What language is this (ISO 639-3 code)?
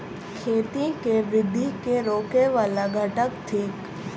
mai